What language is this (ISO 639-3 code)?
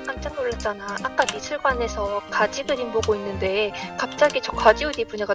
kor